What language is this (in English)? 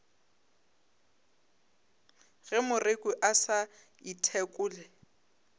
Northern Sotho